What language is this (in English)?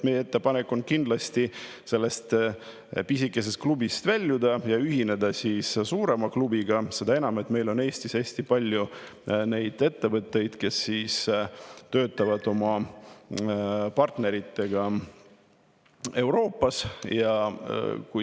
Estonian